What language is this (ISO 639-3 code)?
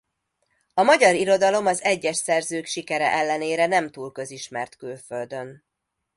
hun